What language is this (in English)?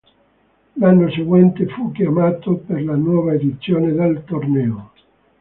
Italian